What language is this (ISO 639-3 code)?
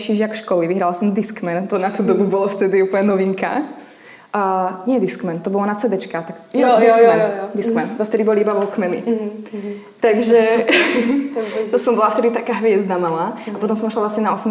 ces